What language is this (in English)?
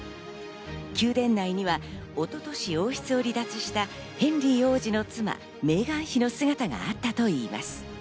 Japanese